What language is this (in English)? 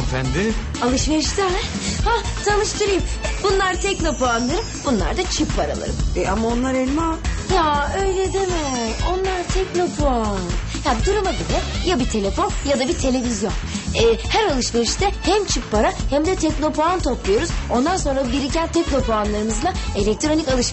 Turkish